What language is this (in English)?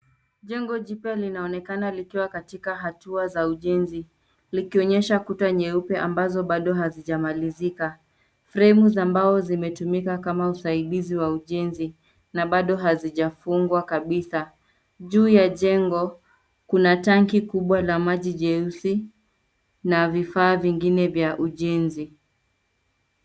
Swahili